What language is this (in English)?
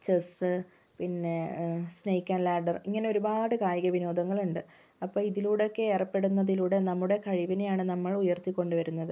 Malayalam